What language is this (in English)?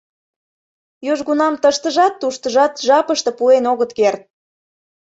Mari